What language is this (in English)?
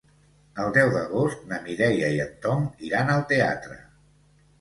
Catalan